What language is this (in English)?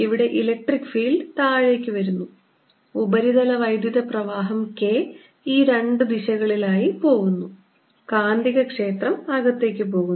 Malayalam